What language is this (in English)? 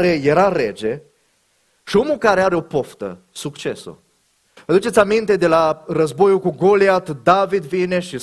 Romanian